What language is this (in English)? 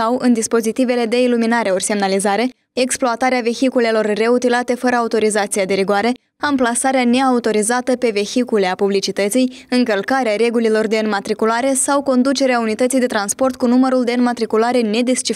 Romanian